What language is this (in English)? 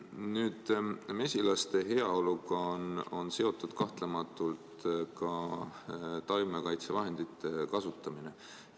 Estonian